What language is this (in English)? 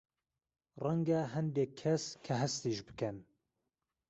Central Kurdish